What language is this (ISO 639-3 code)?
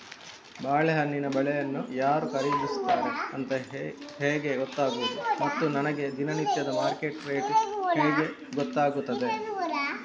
kan